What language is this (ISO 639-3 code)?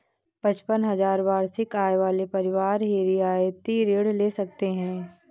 hin